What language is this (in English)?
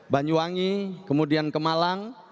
Indonesian